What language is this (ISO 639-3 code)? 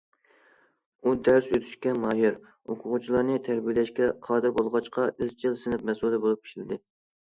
uig